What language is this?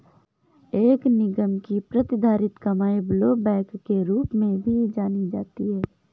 Hindi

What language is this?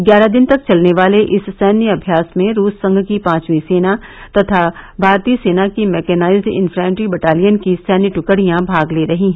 Hindi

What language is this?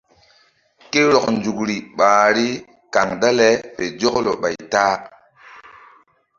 Mbum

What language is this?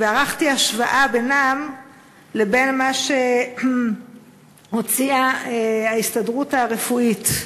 Hebrew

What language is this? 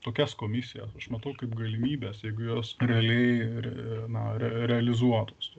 Lithuanian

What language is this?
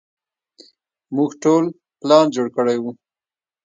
Pashto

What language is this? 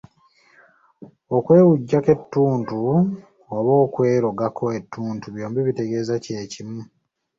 Ganda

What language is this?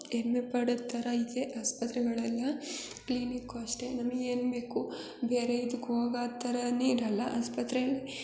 Kannada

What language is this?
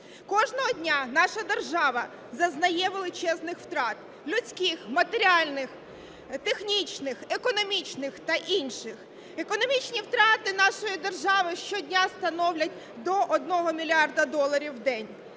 Ukrainian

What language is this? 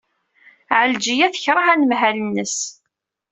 Kabyle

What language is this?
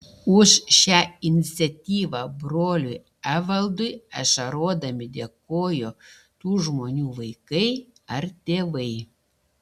Lithuanian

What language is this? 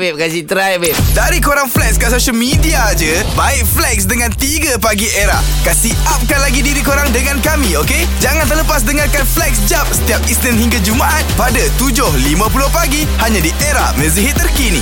Malay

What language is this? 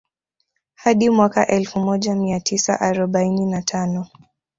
Swahili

